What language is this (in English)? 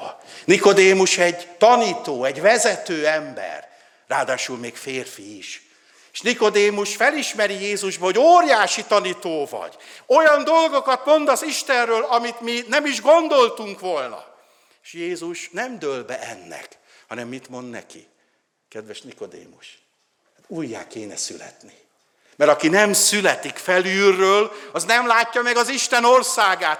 Hungarian